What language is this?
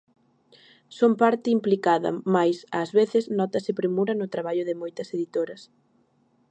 Galician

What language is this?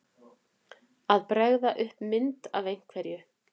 Icelandic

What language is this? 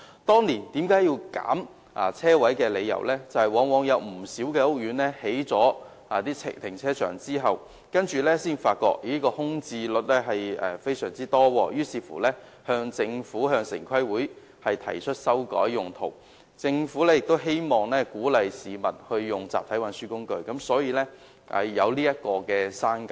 Cantonese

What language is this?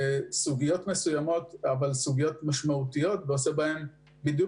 Hebrew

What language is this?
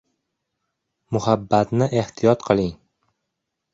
Uzbek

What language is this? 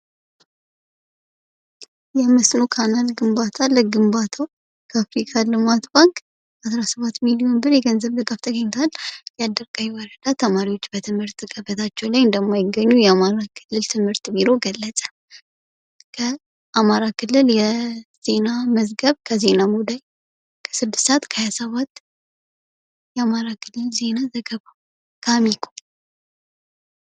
Amharic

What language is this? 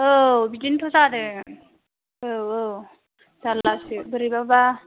Bodo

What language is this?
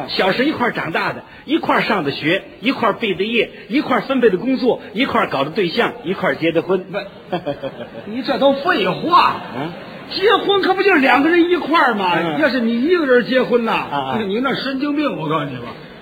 Chinese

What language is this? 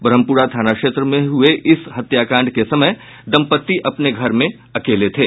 Hindi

